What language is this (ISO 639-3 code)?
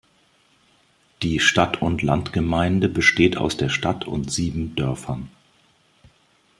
deu